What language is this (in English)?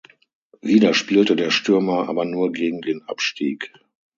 German